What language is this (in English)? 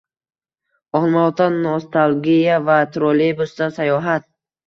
Uzbek